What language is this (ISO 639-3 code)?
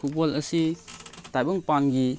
mni